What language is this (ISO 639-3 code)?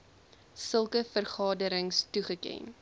afr